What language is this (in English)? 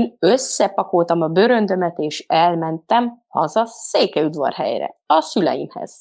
Hungarian